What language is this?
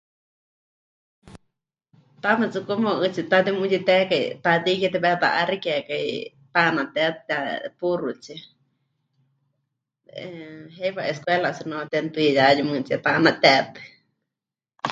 Huichol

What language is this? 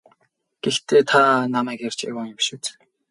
Mongolian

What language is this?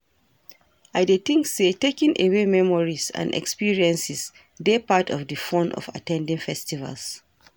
Nigerian Pidgin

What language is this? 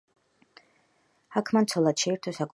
Georgian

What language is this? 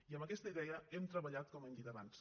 Catalan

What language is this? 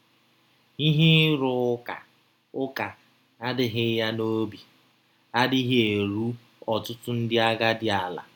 Igbo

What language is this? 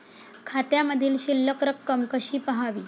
Marathi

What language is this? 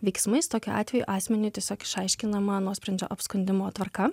Lithuanian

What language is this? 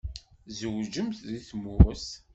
Kabyle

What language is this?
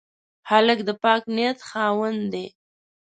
Pashto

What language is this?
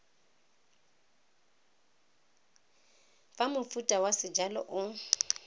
Tswana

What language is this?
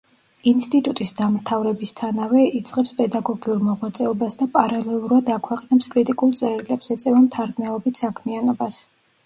Georgian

